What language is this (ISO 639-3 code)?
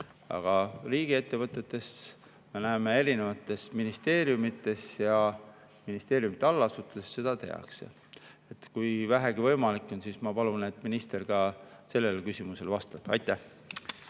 est